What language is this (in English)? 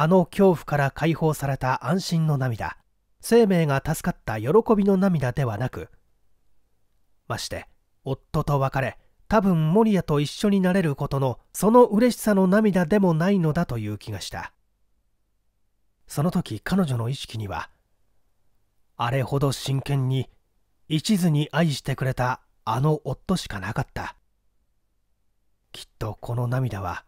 Japanese